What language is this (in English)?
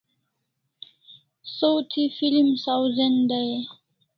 Kalasha